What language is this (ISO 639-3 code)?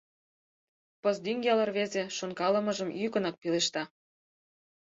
chm